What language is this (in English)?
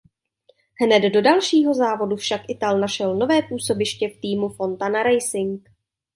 Czech